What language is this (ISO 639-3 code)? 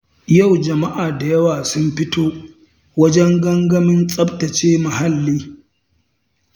hau